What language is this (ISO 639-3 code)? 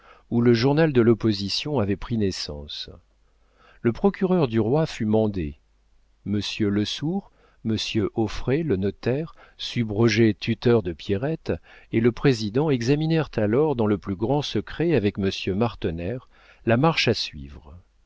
fra